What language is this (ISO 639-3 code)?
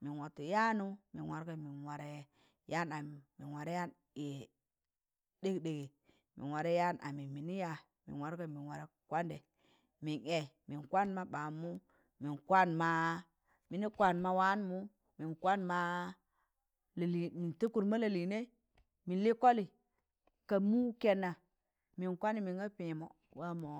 tan